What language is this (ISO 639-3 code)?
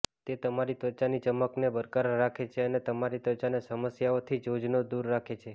guj